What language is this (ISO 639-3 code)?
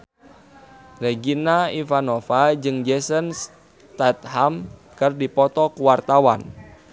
sun